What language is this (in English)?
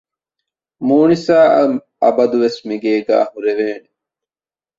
Divehi